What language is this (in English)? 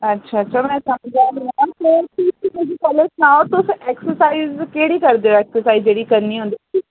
Dogri